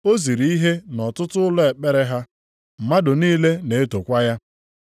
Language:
Igbo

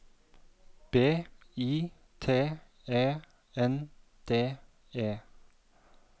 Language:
Norwegian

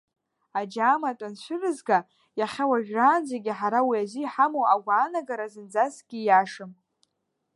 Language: Abkhazian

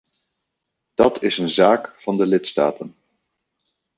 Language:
Dutch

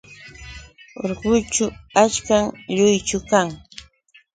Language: Yauyos Quechua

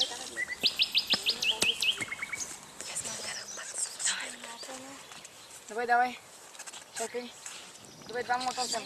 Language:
Bulgarian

